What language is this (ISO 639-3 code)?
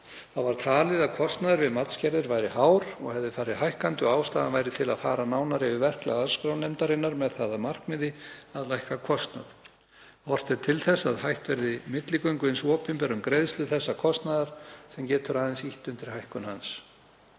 isl